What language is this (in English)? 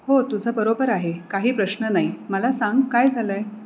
Marathi